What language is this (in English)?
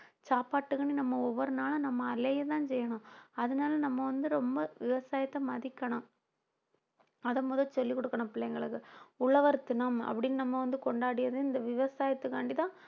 Tamil